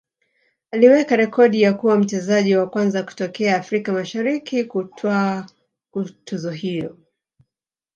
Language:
Swahili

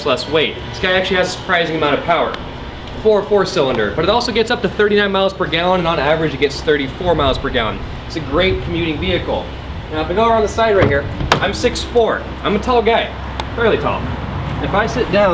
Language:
English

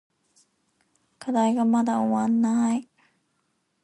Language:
Japanese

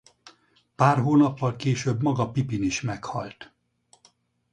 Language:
Hungarian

